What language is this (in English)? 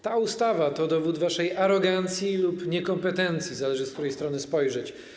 Polish